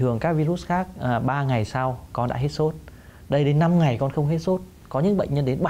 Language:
Vietnamese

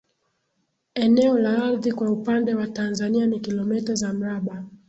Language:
Swahili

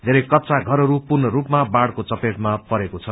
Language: Nepali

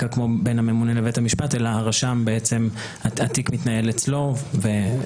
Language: Hebrew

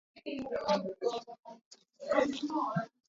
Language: Hakha Chin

